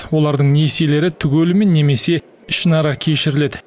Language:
Kazakh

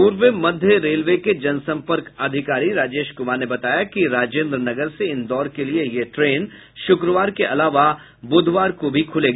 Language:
Hindi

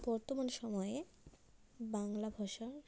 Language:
Bangla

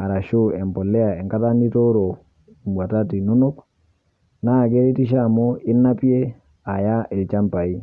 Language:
Masai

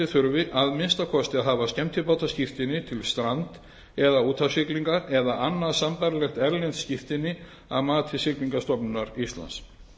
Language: Icelandic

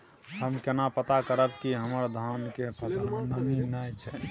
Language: Maithili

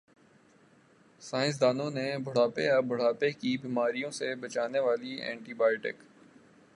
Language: Urdu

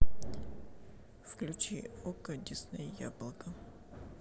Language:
Russian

